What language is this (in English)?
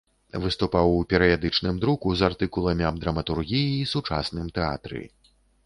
Belarusian